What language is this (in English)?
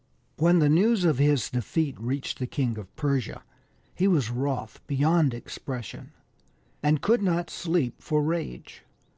English